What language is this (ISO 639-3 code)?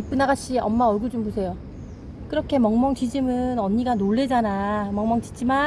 kor